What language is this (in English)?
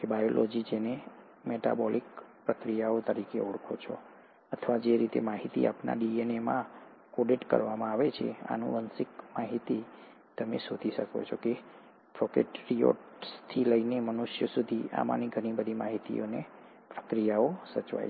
Gujarati